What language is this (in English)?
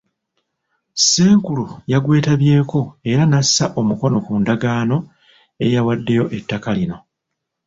Ganda